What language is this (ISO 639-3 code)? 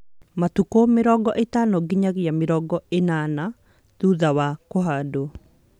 kik